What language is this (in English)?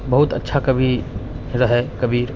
Maithili